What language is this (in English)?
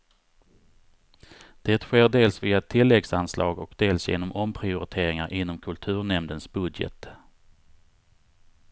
Swedish